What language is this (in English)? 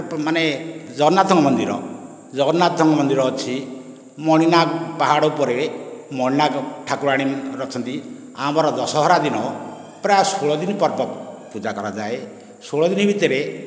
Odia